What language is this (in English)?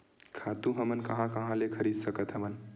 Chhattisgarhi